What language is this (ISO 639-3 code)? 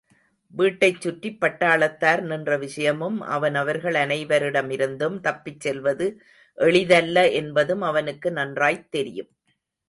tam